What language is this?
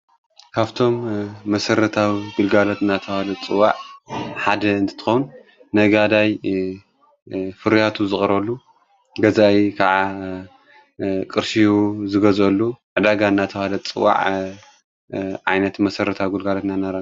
Tigrinya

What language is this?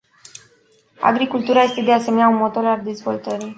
Romanian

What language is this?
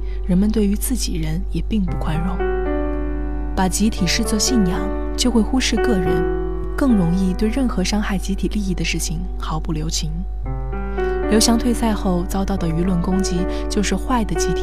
Chinese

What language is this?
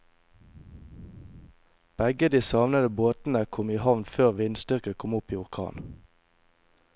Norwegian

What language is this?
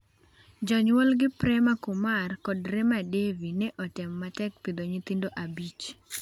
Luo (Kenya and Tanzania)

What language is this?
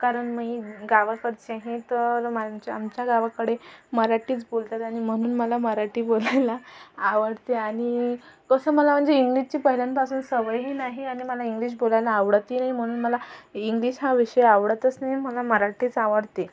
Marathi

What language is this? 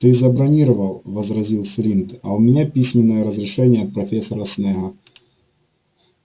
Russian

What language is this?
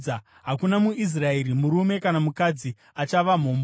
Shona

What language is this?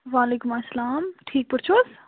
Kashmiri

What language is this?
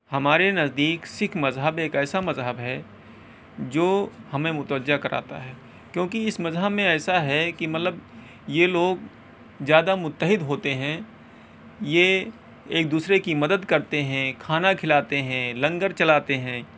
Urdu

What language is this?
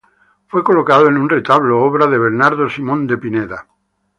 Spanish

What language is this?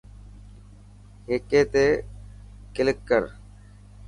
Dhatki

